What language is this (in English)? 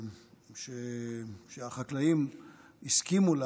Hebrew